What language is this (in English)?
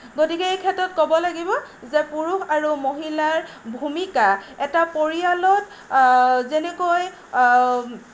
Assamese